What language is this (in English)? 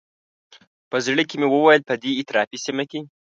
Pashto